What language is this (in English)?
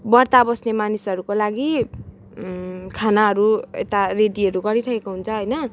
Nepali